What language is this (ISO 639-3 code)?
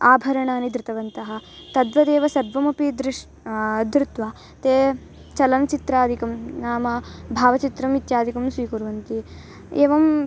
san